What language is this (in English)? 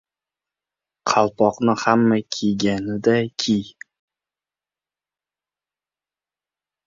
Uzbek